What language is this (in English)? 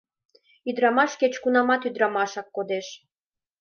Mari